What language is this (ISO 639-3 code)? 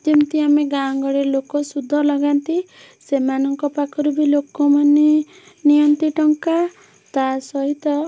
ori